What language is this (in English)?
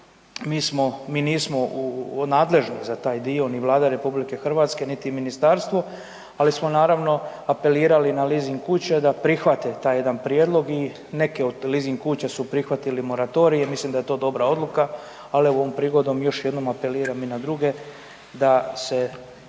Croatian